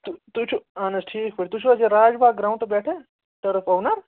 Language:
Kashmiri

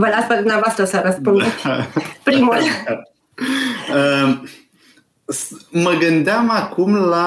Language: Romanian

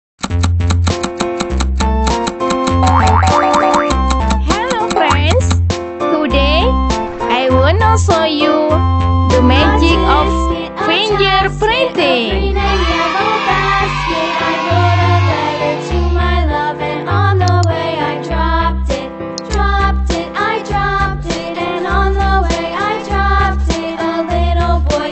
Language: Korean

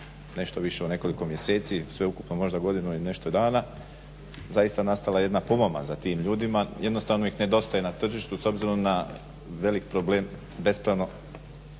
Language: Croatian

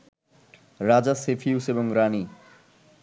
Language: Bangla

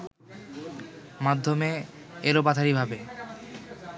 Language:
Bangla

